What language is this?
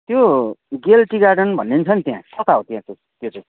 Nepali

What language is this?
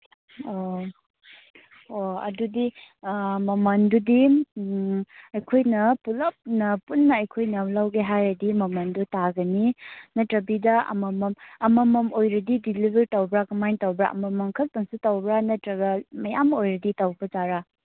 Manipuri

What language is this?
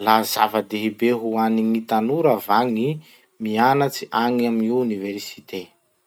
Masikoro Malagasy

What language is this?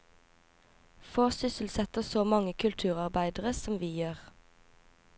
Norwegian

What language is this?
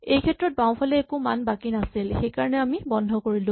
Assamese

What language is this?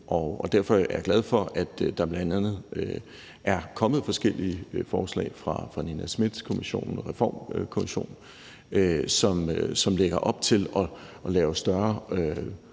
Danish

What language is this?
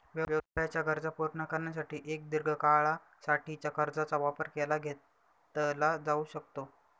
Marathi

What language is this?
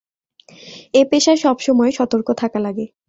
Bangla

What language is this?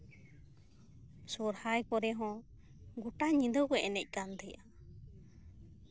Santali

